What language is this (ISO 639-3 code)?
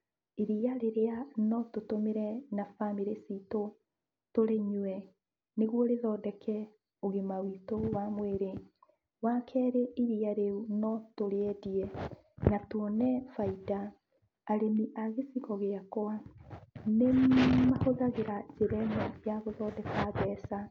kik